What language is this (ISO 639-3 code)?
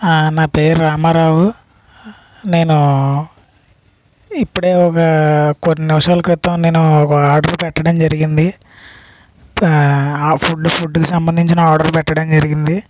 tel